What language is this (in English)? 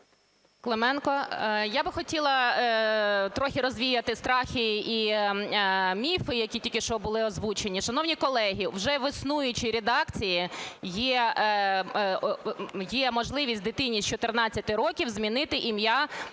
Ukrainian